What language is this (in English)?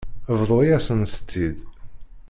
Kabyle